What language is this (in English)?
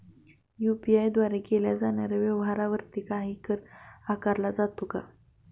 Marathi